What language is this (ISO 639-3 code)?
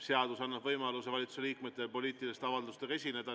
est